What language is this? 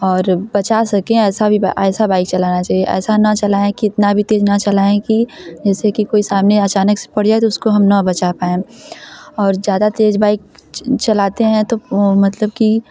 Hindi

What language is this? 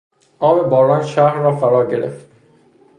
Persian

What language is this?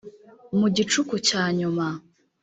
Kinyarwanda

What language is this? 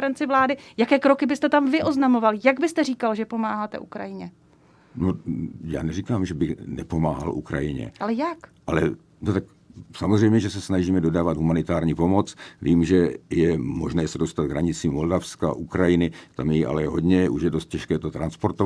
Czech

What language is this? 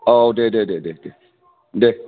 Bodo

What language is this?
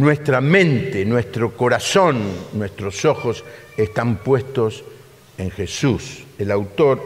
Spanish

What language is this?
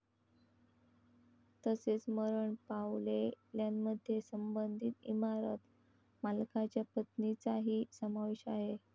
Marathi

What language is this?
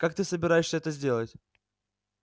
Russian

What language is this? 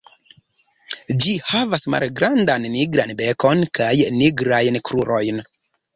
Esperanto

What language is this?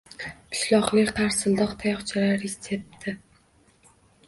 Uzbek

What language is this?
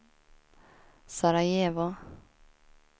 Swedish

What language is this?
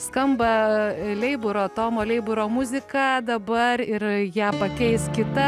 Lithuanian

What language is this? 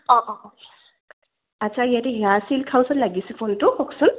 Assamese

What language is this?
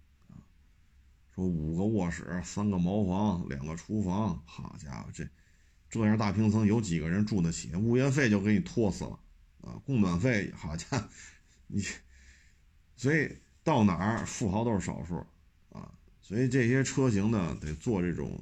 Chinese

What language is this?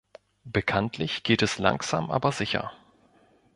German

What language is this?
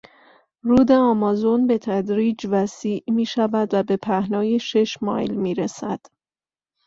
Persian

